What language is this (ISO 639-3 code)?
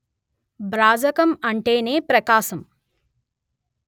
tel